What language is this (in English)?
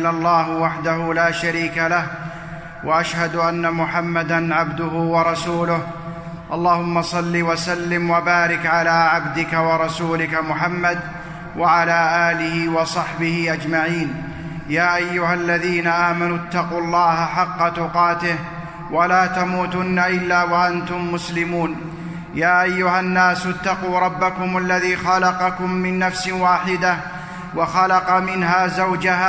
Arabic